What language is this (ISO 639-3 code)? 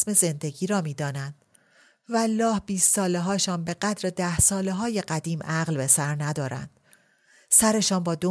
fas